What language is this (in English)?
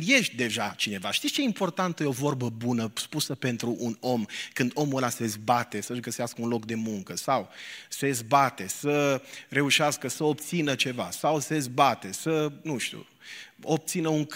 Romanian